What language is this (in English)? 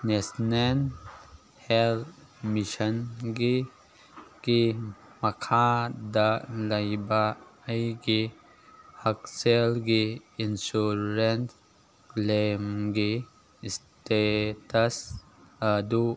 Manipuri